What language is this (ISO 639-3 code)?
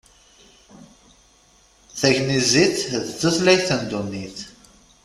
kab